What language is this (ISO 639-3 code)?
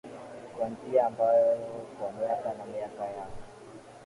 swa